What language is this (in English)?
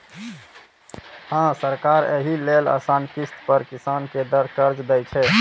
Maithili